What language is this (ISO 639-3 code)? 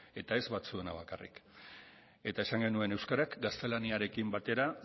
eus